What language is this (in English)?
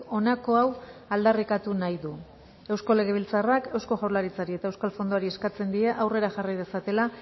Basque